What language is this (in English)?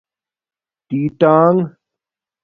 Domaaki